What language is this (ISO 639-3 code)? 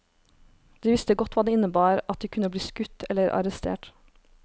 nor